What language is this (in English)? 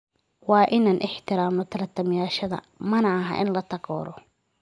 Somali